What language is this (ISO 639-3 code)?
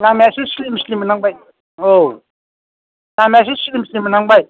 brx